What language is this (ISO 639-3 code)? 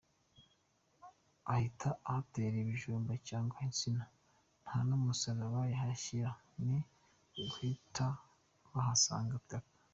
kin